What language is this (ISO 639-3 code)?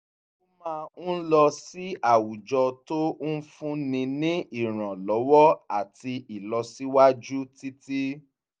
yor